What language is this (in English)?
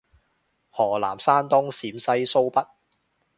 Cantonese